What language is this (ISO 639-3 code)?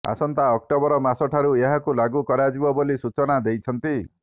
ori